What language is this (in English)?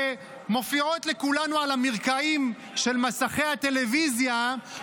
Hebrew